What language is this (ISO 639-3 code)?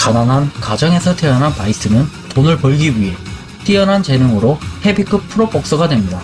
kor